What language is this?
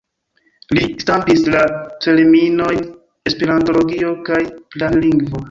Esperanto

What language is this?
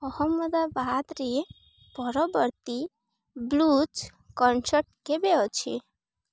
Odia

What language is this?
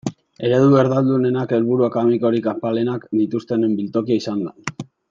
Basque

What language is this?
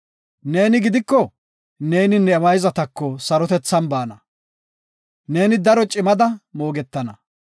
Gofa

